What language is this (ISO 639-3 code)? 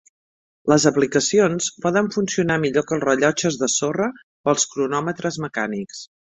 cat